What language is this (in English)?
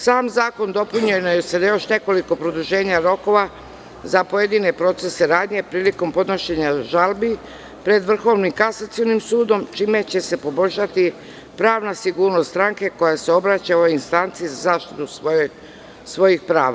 Serbian